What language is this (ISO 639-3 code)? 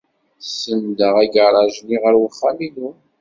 kab